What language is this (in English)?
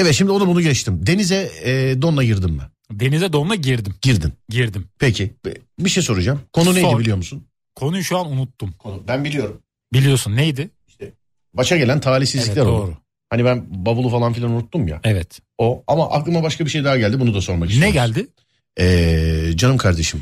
Turkish